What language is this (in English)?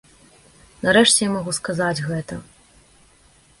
Belarusian